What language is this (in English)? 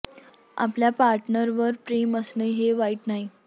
Marathi